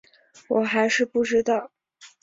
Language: Chinese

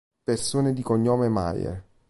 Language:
Italian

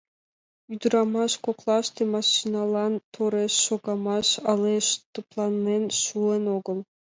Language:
Mari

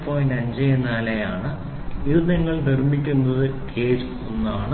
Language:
Malayalam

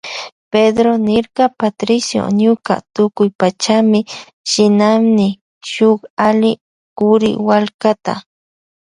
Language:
Loja Highland Quichua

